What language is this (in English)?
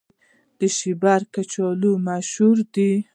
Pashto